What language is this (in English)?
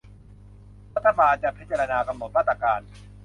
Thai